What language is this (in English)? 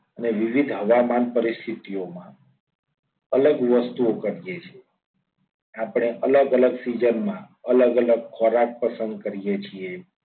Gujarati